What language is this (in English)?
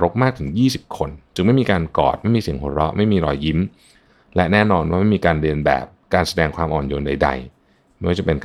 Thai